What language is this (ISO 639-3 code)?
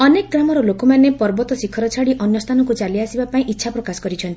ori